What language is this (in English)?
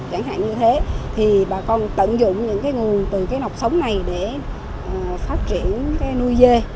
Vietnamese